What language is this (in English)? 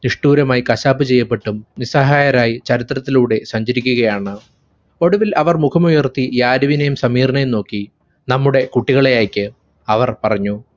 Malayalam